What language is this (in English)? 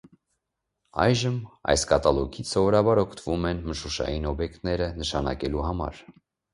Armenian